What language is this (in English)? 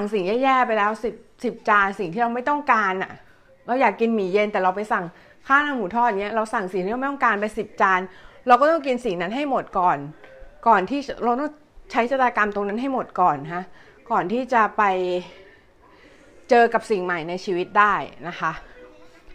Thai